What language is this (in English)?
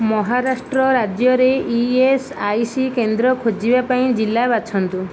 Odia